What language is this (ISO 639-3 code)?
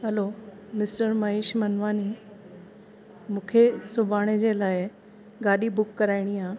snd